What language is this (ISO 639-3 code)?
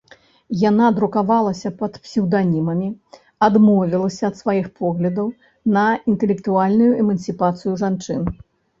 bel